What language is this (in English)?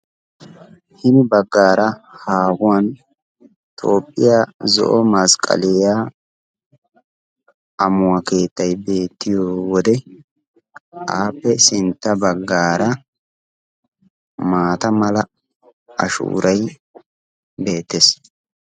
Wolaytta